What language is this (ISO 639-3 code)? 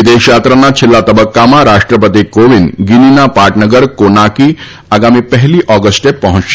guj